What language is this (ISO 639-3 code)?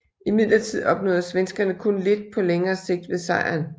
dan